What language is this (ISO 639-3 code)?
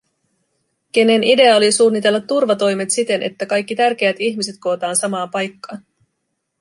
fin